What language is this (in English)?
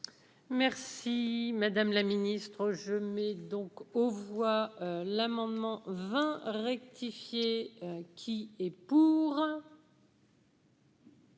French